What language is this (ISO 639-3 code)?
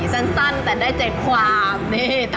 tha